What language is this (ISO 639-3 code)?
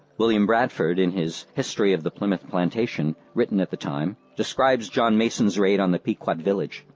eng